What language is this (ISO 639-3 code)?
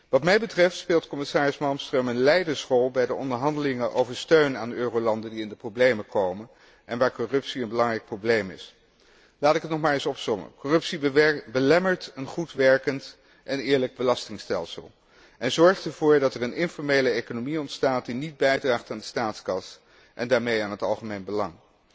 nld